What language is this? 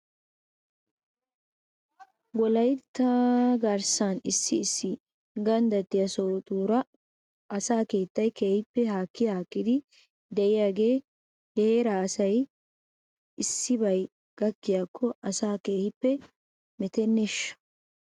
Wolaytta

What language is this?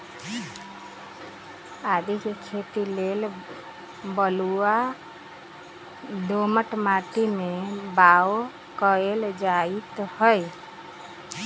Magahi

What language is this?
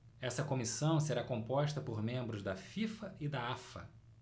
Portuguese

